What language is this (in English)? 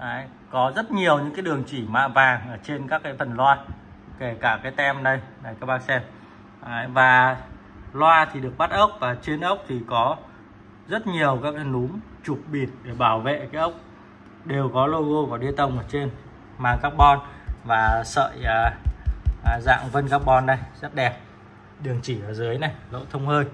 Vietnamese